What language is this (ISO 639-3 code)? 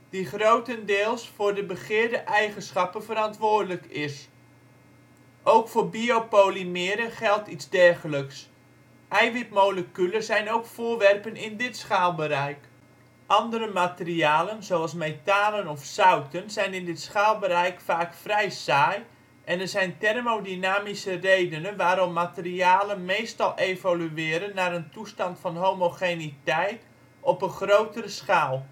nld